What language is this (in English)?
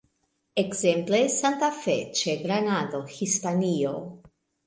Esperanto